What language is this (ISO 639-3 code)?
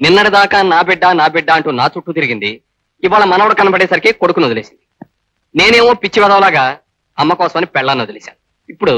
tha